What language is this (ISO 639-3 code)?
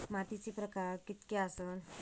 mar